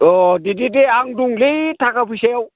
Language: Bodo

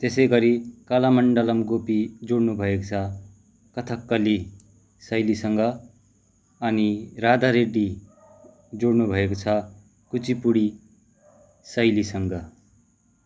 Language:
Nepali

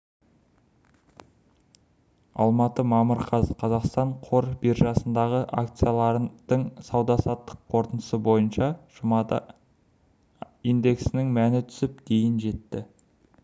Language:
Kazakh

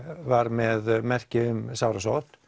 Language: Icelandic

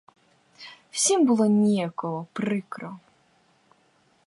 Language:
Ukrainian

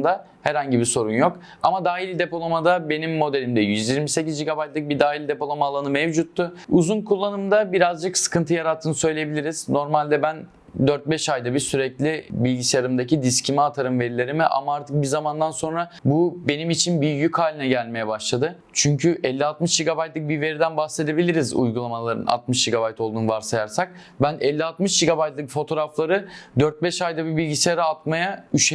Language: Turkish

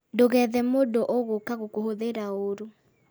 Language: Kikuyu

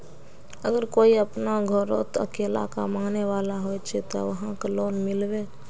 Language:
Magahi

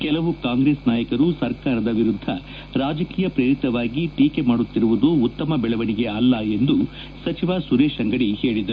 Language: Kannada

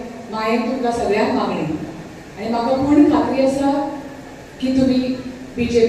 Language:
Marathi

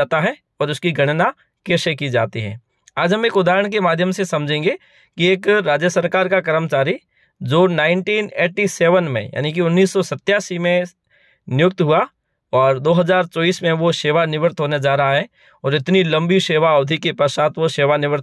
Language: Hindi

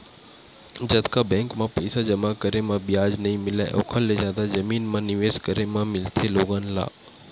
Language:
Chhattisgarhi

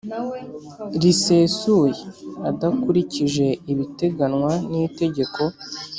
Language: Kinyarwanda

